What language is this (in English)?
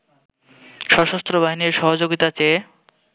Bangla